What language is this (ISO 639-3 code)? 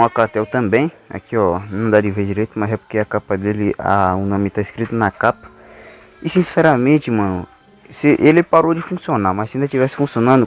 por